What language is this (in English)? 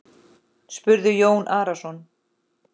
Icelandic